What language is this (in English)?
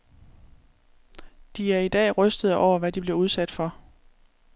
Danish